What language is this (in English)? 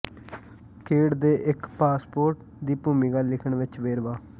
Punjabi